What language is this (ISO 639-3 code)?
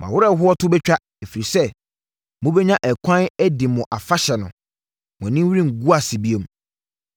aka